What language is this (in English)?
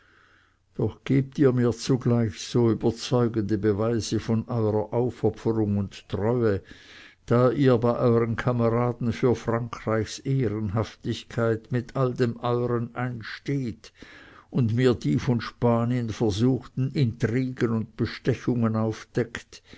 German